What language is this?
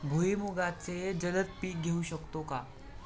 Marathi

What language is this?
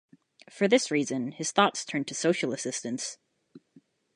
English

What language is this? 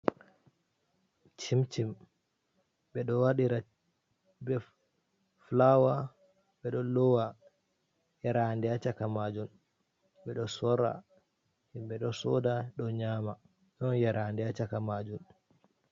Fula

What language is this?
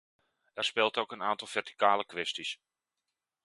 Dutch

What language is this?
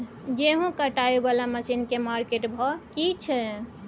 Maithili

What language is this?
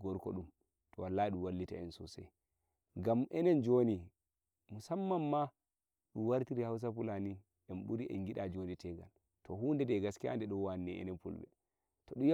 Nigerian Fulfulde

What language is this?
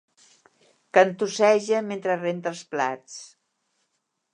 Catalan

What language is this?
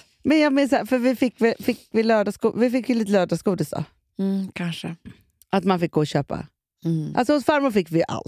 Swedish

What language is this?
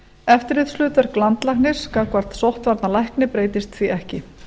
Icelandic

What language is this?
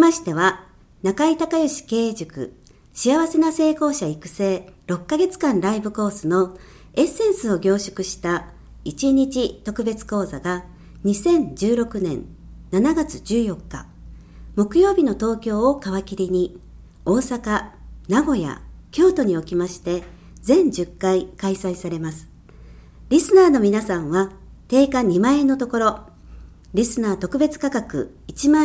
Japanese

